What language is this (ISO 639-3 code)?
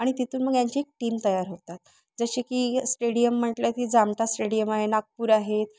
mar